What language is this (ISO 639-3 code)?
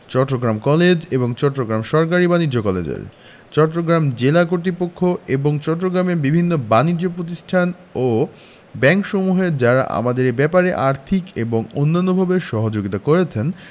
ben